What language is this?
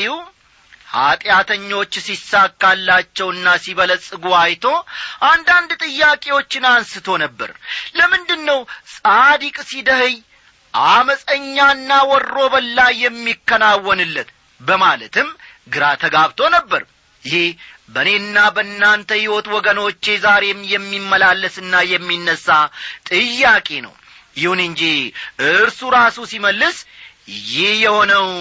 Amharic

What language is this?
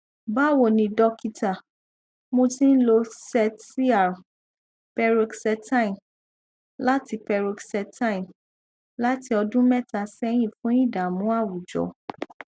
Yoruba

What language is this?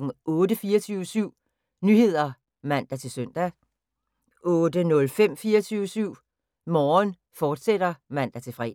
Danish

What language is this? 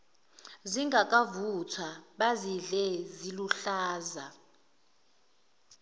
Zulu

